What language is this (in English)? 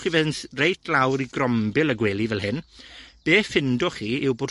Welsh